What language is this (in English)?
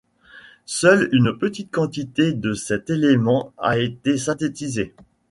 French